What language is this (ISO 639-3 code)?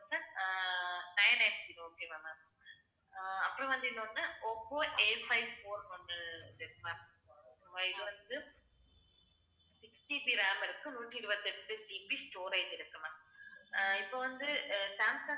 tam